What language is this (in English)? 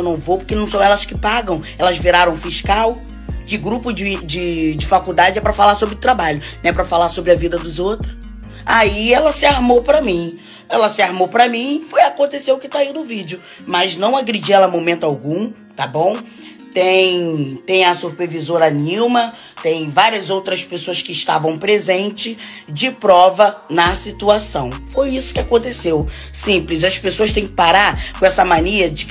Portuguese